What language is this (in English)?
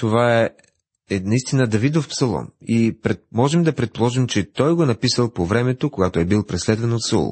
Bulgarian